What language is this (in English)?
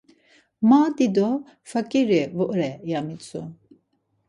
Laz